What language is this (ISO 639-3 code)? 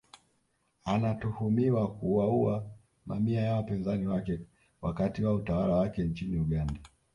swa